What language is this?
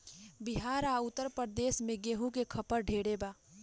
Bhojpuri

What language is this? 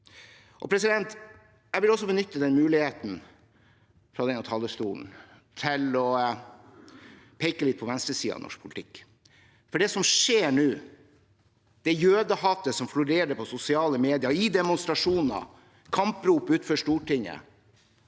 Norwegian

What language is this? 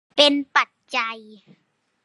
Thai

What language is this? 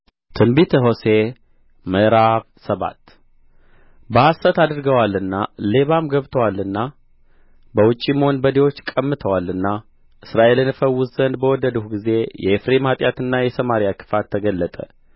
Amharic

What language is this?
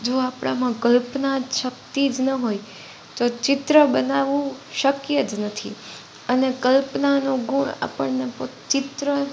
Gujarati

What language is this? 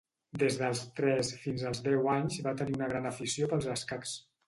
Catalan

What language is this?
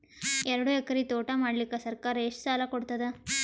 Kannada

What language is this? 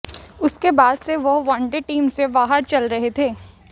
Hindi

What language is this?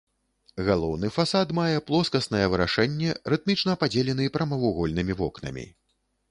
Belarusian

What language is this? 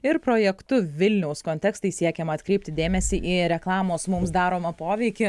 Lithuanian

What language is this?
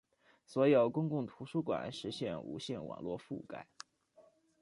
Chinese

